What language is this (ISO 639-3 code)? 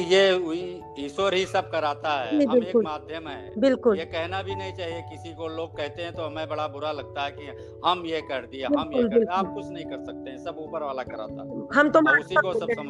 hin